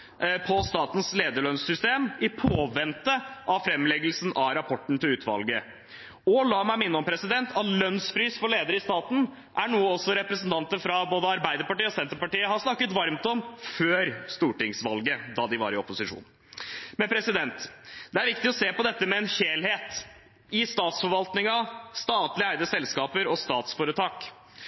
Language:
Norwegian Bokmål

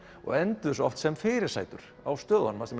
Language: Icelandic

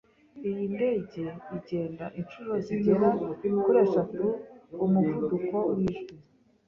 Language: Kinyarwanda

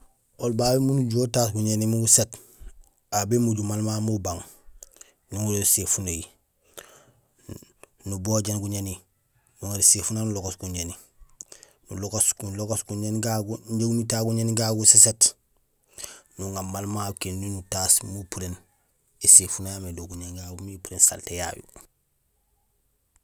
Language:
Gusilay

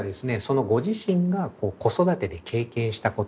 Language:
Japanese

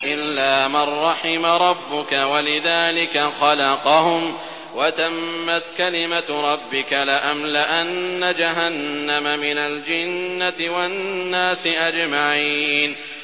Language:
Arabic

